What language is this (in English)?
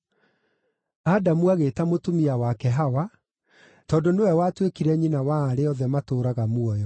Kikuyu